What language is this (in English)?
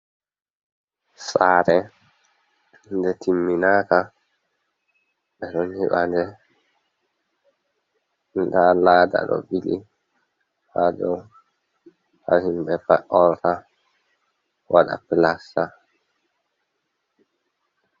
Fula